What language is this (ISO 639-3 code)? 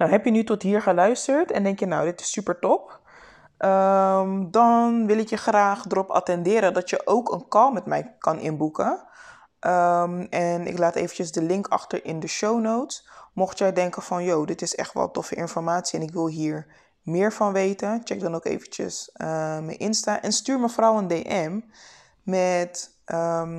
nld